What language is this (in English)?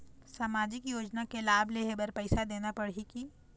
Chhattisgarhi